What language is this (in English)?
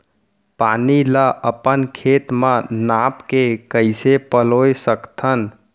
Chhattisgarhi